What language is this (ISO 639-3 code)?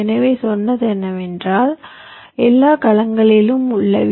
tam